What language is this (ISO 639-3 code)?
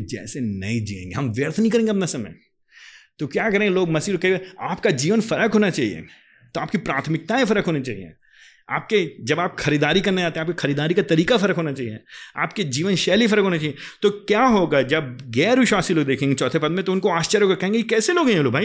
hin